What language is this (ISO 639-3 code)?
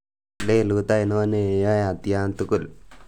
kln